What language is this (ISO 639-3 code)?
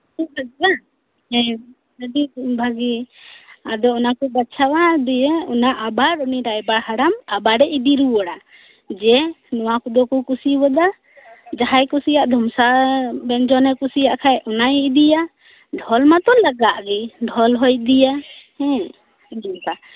sat